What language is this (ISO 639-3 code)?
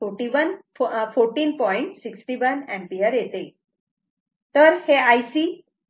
mar